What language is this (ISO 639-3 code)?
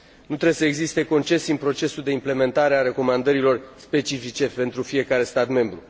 ron